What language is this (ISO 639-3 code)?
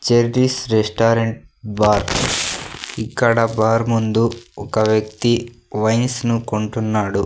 tel